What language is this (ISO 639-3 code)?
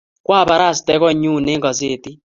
kln